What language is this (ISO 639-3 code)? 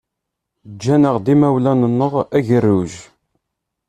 kab